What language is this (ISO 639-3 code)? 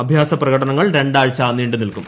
mal